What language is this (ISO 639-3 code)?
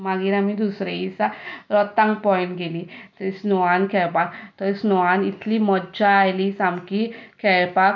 kok